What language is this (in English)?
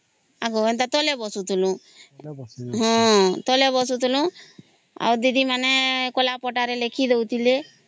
Odia